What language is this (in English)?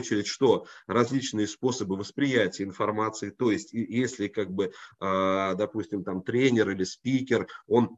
Russian